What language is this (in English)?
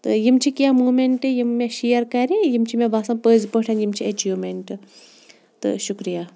Kashmiri